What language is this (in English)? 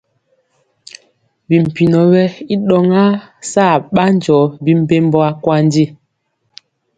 Mpiemo